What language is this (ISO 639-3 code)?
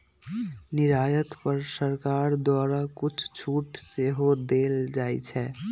mag